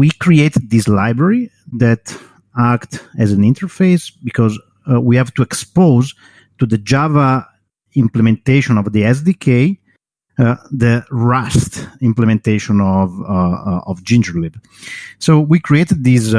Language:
English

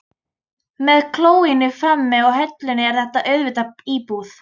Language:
Icelandic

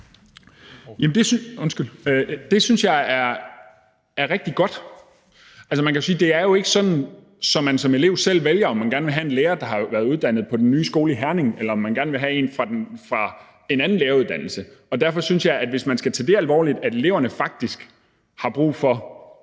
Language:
Danish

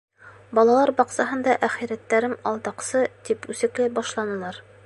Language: Bashkir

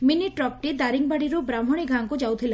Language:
Odia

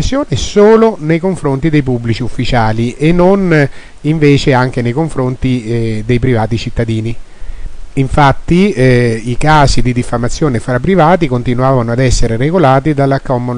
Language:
Italian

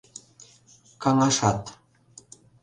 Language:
Mari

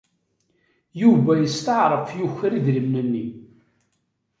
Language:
Kabyle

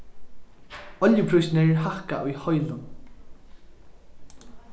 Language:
Faroese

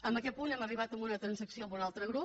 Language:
Catalan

